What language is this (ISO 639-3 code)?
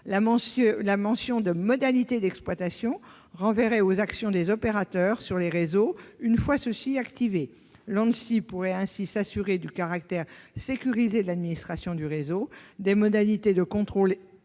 fra